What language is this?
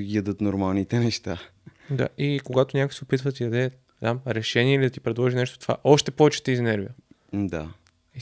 Bulgarian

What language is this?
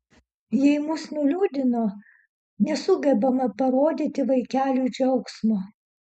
Lithuanian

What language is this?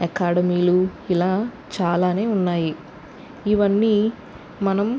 Telugu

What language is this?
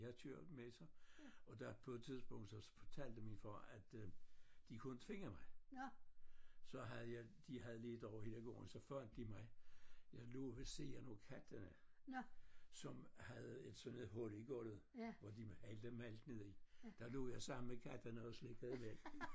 Danish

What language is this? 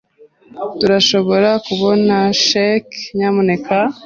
Kinyarwanda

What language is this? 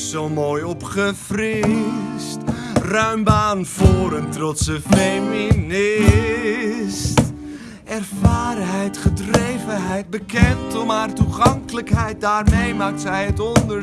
Dutch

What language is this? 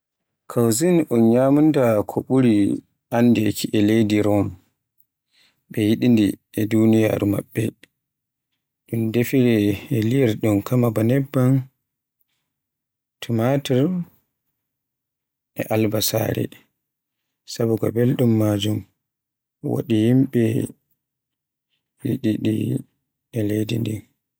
Borgu Fulfulde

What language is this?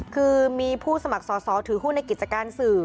Thai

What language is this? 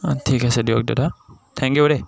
Assamese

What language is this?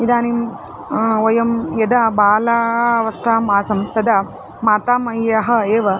Sanskrit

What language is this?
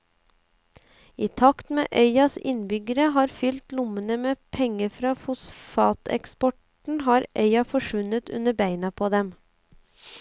Norwegian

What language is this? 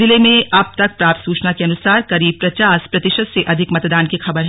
Hindi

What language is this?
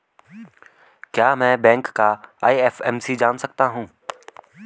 Hindi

